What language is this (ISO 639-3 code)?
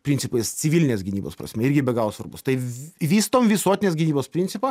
lit